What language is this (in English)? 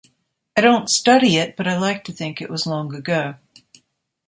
English